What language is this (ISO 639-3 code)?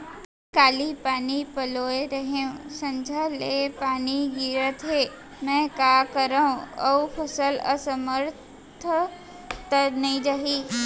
hne